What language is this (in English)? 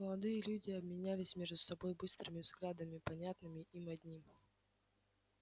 Russian